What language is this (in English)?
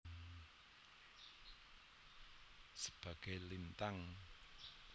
Javanese